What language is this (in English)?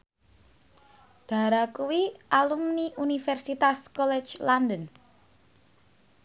Javanese